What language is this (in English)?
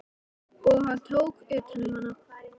Icelandic